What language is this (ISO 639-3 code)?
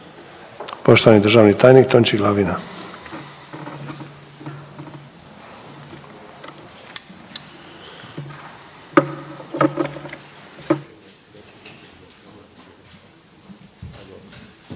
hrv